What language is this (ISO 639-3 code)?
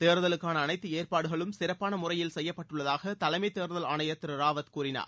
tam